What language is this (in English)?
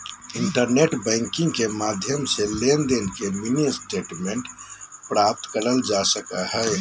Magahi